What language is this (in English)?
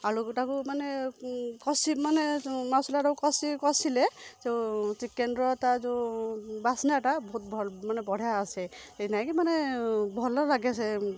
Odia